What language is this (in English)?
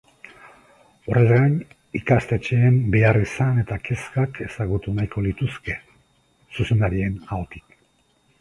Basque